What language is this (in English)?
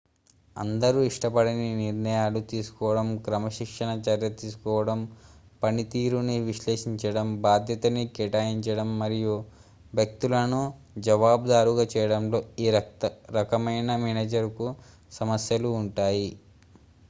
Telugu